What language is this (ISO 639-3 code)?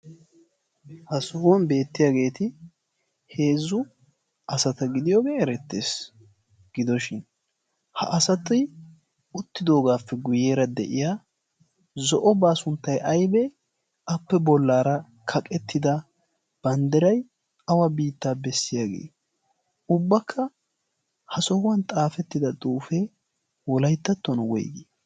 wal